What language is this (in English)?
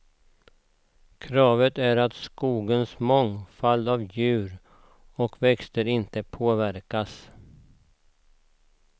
Swedish